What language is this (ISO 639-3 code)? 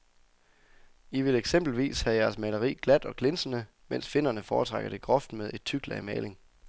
dan